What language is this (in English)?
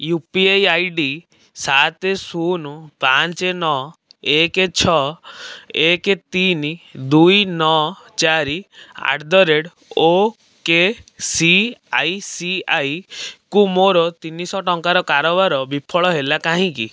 Odia